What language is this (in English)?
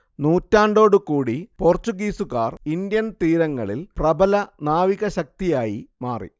Malayalam